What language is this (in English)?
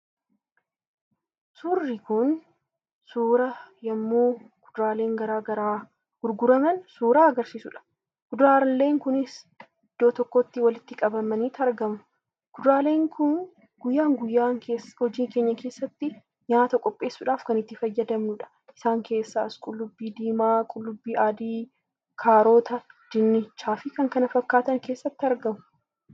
Oromo